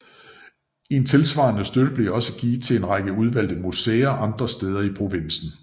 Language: Danish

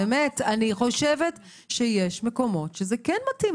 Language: Hebrew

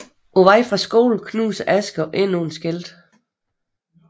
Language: Danish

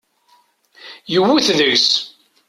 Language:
Kabyle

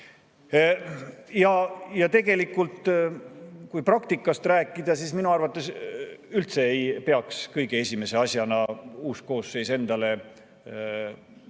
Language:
Estonian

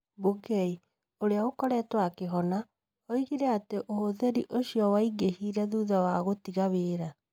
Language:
Kikuyu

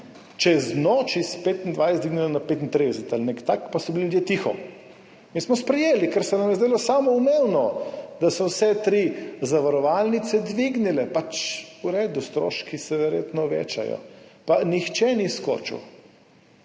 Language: Slovenian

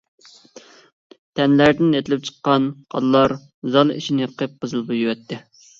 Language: Uyghur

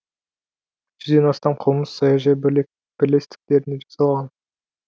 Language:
Kazakh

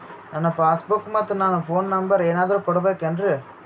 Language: Kannada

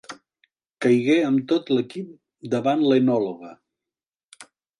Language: Catalan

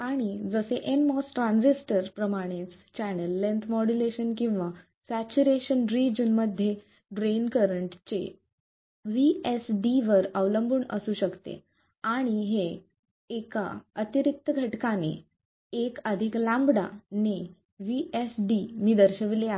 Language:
Marathi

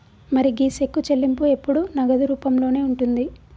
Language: Telugu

